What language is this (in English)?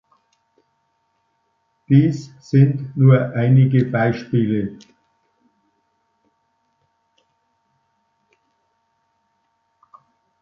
German